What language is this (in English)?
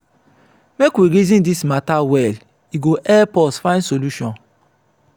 Nigerian Pidgin